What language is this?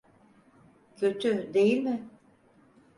Turkish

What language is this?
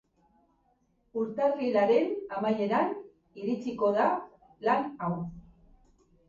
Basque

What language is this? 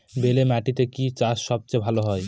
Bangla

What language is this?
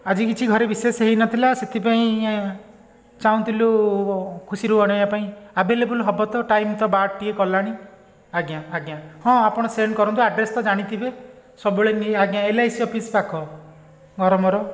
Odia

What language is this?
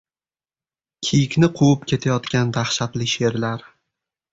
Uzbek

